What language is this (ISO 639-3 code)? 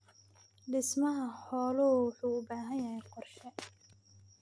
som